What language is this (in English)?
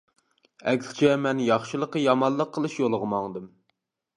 Uyghur